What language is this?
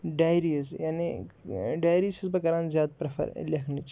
Kashmiri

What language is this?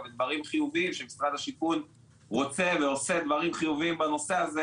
Hebrew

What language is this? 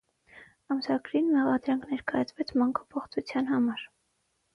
Armenian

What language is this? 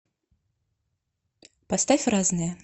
Russian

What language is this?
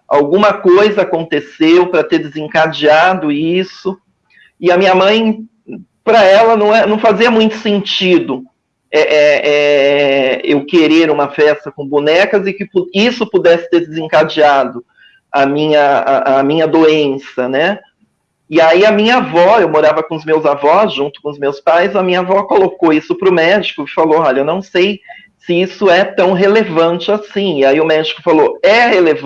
Portuguese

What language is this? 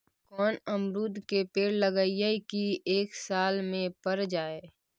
Magahi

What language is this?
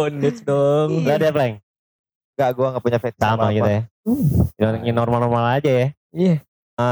Indonesian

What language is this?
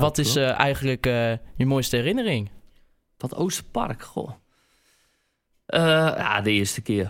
Dutch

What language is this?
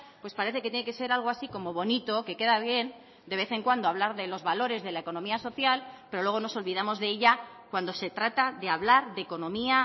Spanish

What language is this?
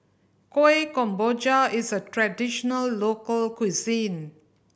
English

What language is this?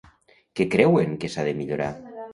Catalan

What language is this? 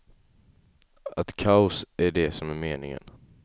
Swedish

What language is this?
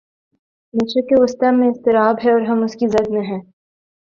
Urdu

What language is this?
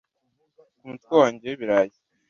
Kinyarwanda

